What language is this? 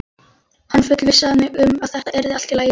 Icelandic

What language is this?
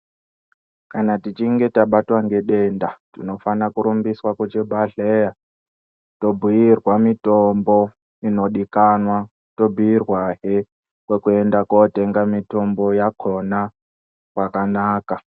Ndau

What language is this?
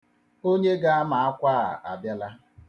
Igbo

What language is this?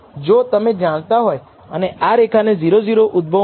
Gujarati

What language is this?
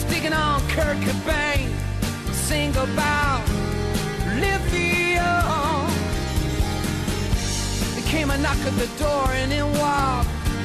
Greek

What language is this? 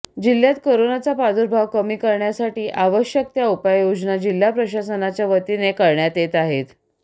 Marathi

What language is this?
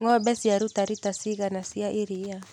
Kikuyu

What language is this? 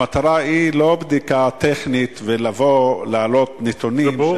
Hebrew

